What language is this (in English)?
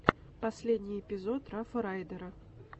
Russian